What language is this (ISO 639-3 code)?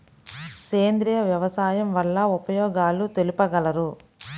tel